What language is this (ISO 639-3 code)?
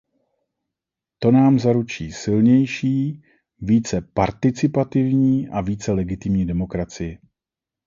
ces